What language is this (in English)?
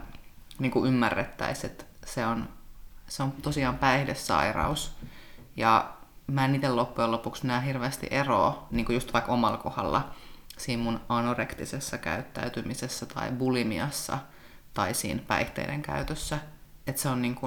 Finnish